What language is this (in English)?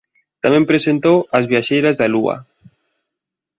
Galician